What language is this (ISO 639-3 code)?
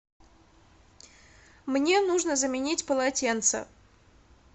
rus